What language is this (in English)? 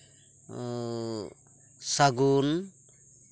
Santali